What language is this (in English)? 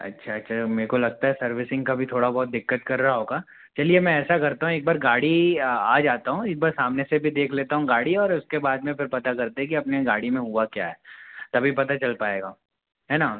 Hindi